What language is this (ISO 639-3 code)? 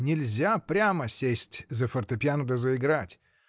rus